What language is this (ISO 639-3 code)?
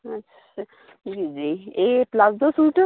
doi